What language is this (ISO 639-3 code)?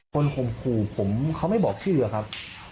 tha